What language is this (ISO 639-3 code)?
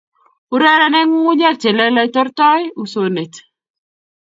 kln